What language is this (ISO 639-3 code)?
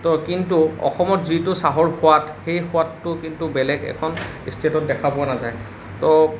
asm